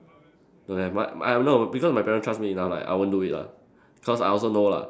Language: English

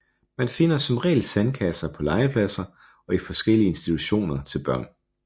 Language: Danish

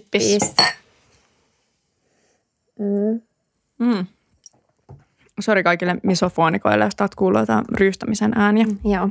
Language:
Finnish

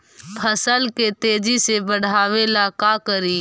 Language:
Magahi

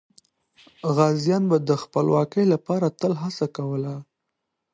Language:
Pashto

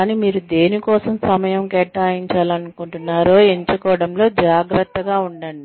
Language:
Telugu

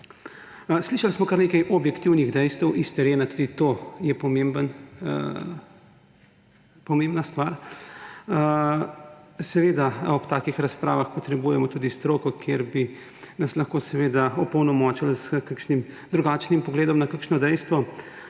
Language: Slovenian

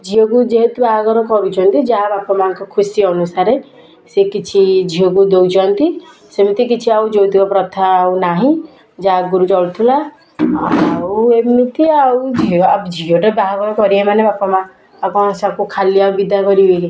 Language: Odia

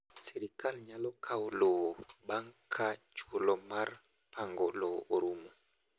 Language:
Luo (Kenya and Tanzania)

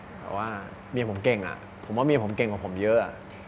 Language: Thai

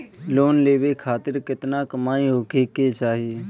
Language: Bhojpuri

